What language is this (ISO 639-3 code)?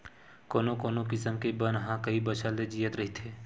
hne